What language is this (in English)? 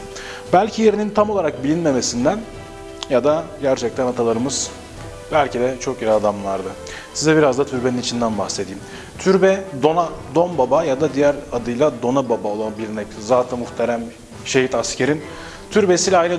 Turkish